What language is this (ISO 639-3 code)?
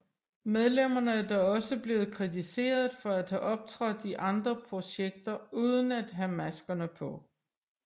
dan